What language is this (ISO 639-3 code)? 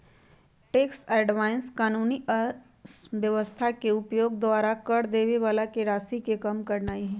mag